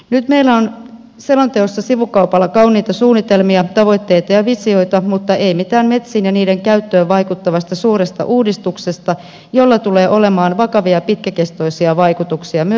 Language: Finnish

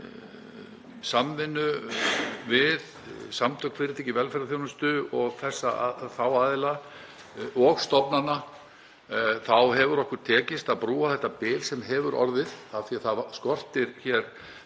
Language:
Icelandic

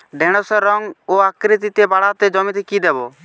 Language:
Bangla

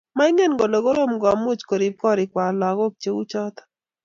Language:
Kalenjin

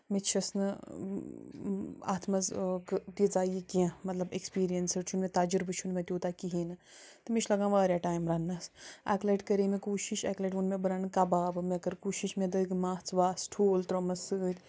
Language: Kashmiri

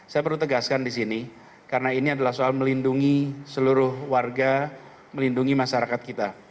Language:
Indonesian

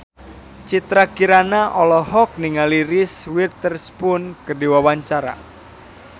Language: Sundanese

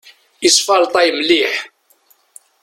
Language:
Kabyle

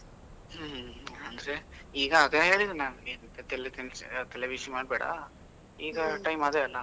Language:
Kannada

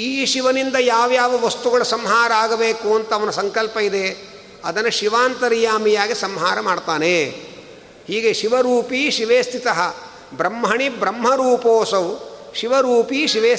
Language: Kannada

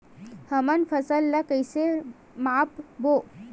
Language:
Chhattisgarhi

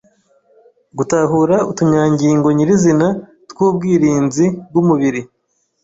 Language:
Kinyarwanda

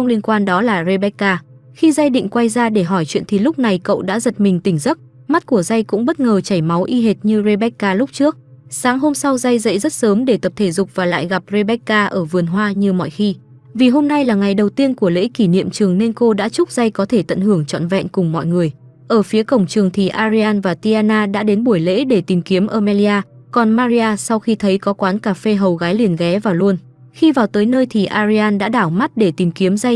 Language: Vietnamese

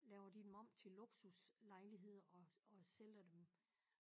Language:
Danish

